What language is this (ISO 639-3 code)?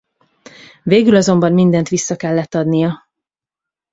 hun